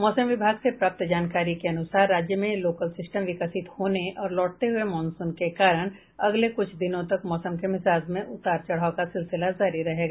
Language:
Hindi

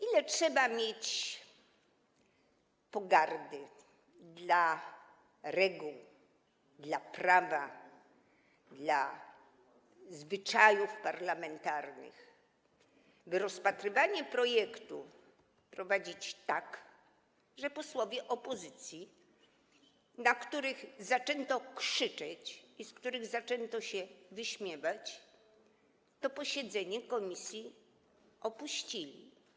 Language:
Polish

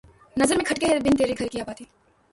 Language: Urdu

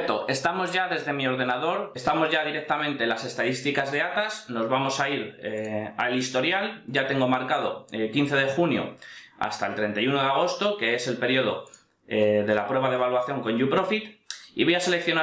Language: Spanish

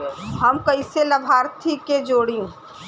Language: Bhojpuri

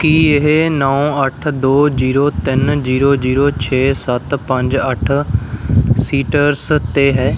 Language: Punjabi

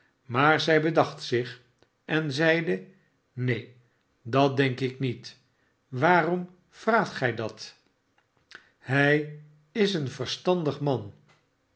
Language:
Dutch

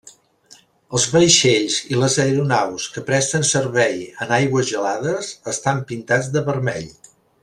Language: Catalan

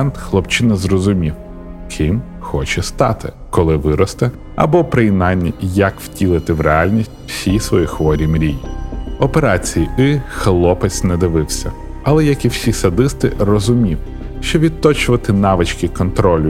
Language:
Ukrainian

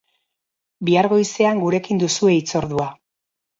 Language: Basque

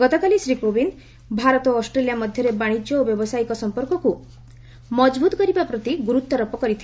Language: Odia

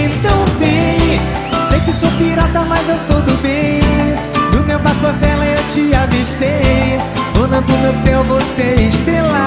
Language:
Portuguese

